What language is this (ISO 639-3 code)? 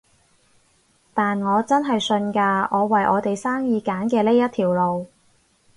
yue